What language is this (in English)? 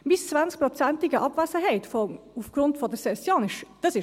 Swiss German